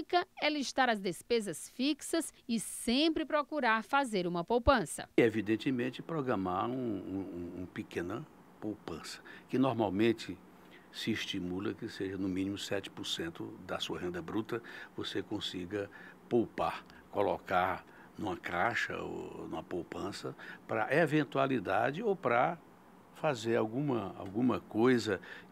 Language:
Portuguese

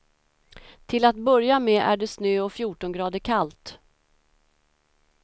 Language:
Swedish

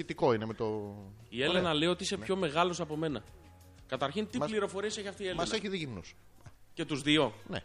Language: Greek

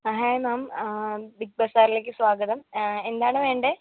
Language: Malayalam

